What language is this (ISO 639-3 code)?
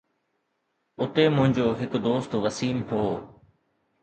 snd